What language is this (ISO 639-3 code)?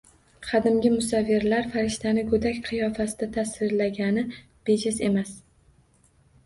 uzb